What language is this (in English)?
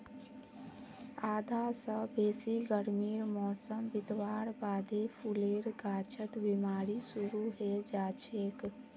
Magahi